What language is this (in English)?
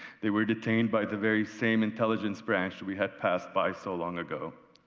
English